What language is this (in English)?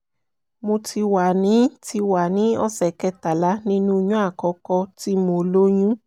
Yoruba